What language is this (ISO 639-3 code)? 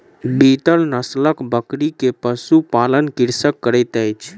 mai